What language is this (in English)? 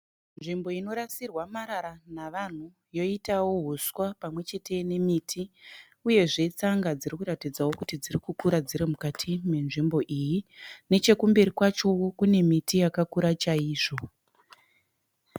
Shona